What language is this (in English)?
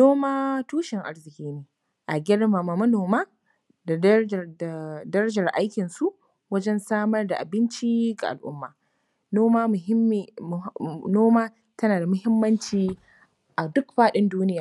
Hausa